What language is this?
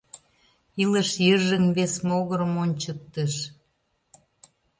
Mari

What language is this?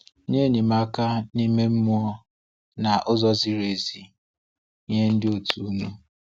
Igbo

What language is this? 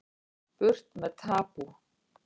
Icelandic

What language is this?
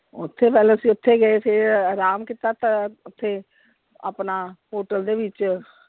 Punjabi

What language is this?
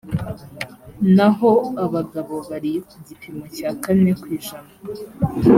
Kinyarwanda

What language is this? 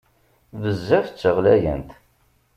Kabyle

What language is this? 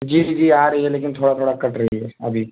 Urdu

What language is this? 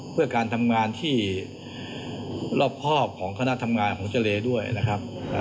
Thai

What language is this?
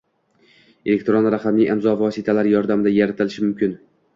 Uzbek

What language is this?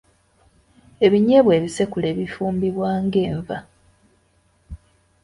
Ganda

